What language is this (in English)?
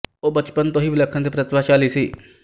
Punjabi